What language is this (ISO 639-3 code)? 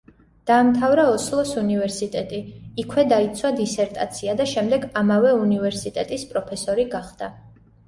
kat